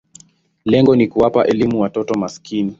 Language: Swahili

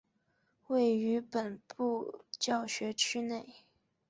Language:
Chinese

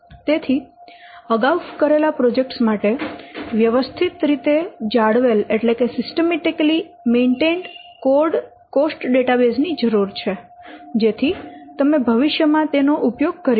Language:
Gujarati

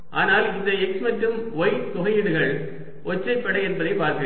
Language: Tamil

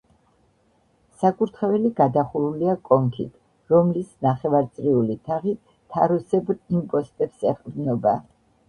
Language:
Georgian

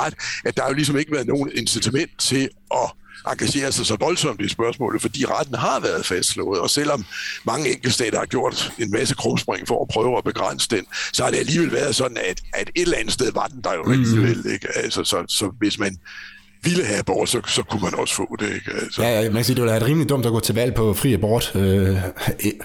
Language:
Danish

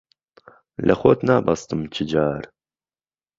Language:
Central Kurdish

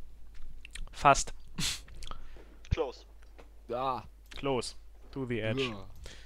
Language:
German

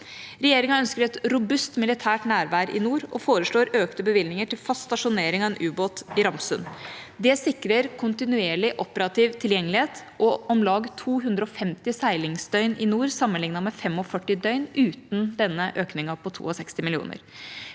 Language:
Norwegian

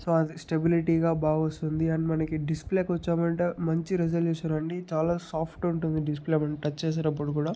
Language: Telugu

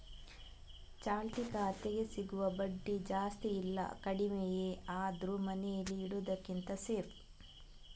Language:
Kannada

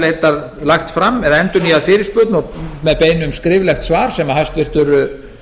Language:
Icelandic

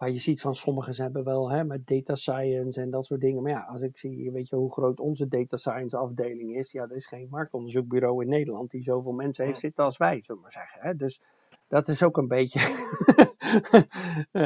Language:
Dutch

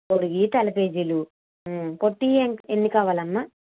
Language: Telugu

